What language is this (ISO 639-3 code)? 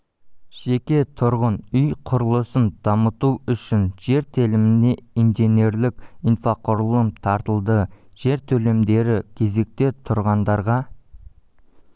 kaz